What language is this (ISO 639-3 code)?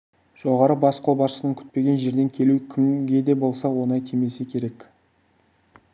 kaz